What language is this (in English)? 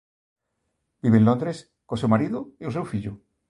Galician